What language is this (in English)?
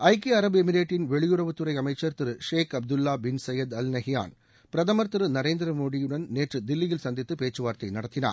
Tamil